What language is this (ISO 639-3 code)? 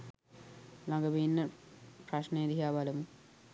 sin